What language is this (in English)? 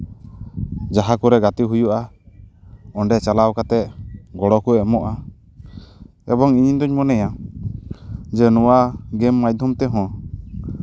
Santali